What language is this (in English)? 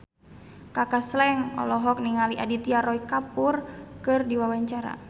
Sundanese